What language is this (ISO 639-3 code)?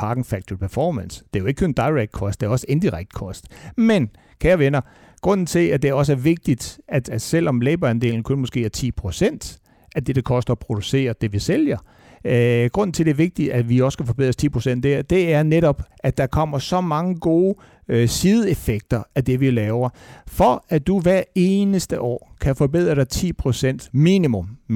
dan